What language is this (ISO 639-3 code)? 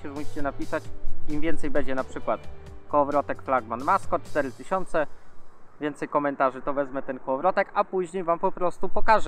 pol